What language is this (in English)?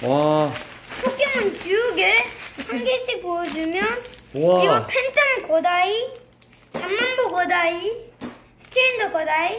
Korean